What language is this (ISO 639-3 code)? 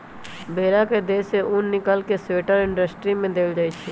mag